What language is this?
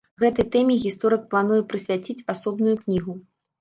Belarusian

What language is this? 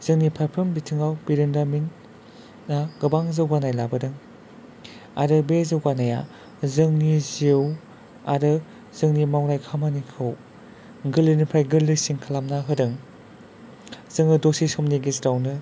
Bodo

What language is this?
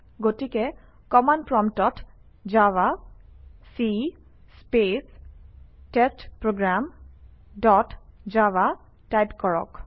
Assamese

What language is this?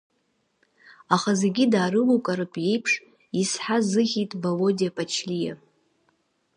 Abkhazian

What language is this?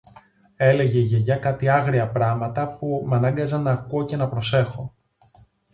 Greek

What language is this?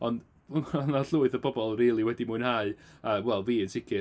Welsh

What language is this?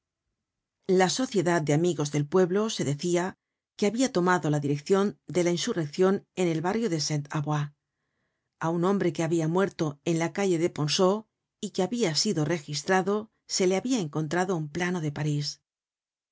Spanish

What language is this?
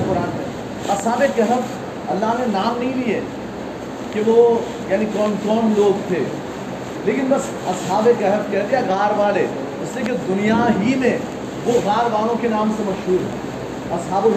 Urdu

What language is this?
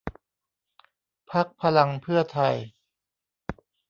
Thai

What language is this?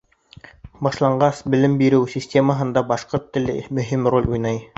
Bashkir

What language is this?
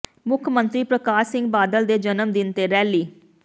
Punjabi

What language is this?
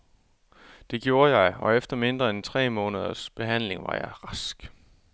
Danish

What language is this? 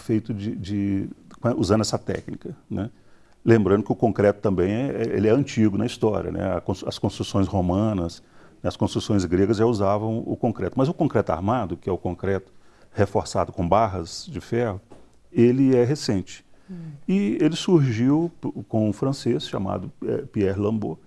Portuguese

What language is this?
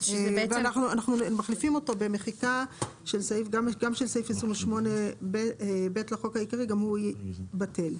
Hebrew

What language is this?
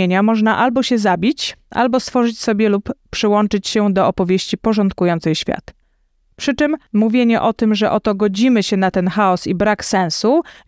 Polish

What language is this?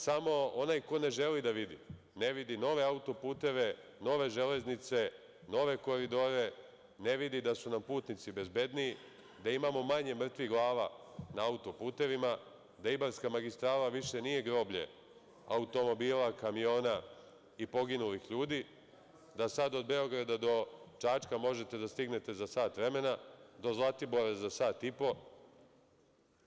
Serbian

